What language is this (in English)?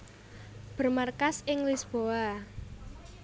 Javanese